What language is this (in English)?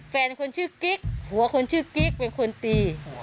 Thai